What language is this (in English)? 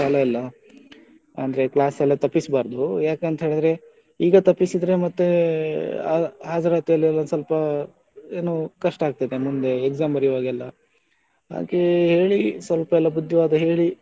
Kannada